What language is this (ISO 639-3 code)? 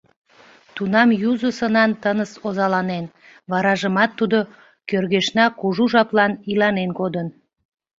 chm